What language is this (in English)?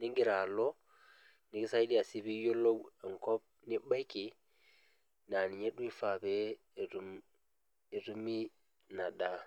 Masai